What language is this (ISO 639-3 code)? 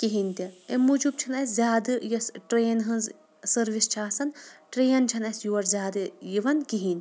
kas